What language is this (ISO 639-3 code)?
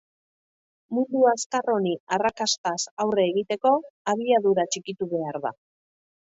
eus